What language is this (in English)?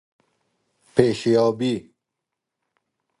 Persian